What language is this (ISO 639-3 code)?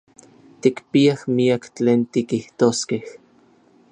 nlv